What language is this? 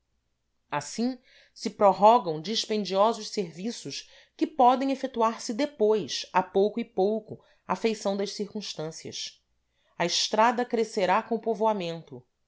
Portuguese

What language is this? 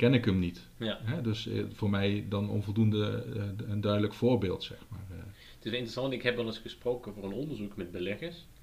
Dutch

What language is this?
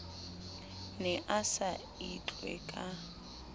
Southern Sotho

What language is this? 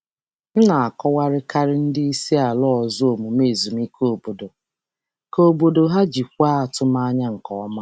Igbo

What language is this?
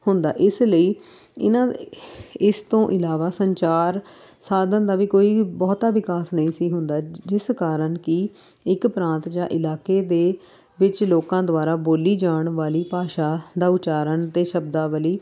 Punjabi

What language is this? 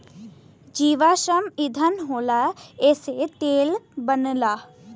Bhojpuri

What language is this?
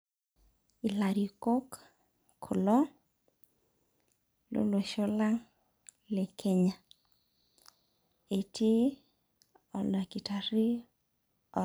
Masai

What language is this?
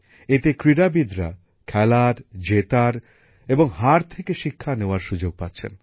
Bangla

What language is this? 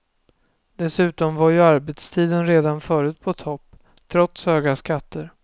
Swedish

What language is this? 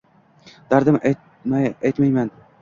Uzbek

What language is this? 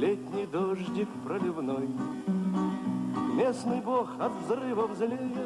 Russian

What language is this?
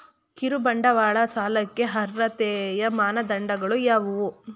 Kannada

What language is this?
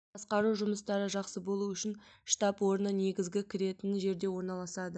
Kazakh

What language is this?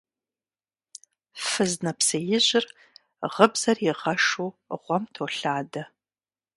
Kabardian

